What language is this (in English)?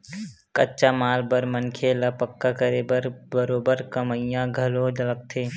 Chhattisgarhi